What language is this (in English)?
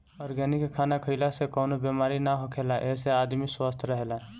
Bhojpuri